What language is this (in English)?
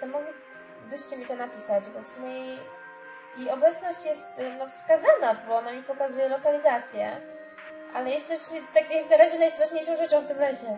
Polish